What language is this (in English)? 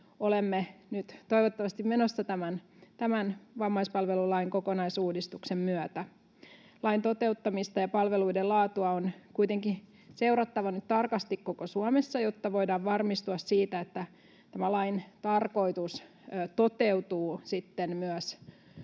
Finnish